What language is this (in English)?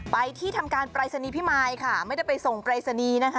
Thai